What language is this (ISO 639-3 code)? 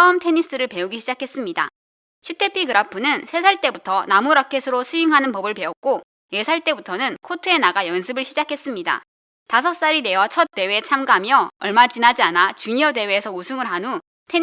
kor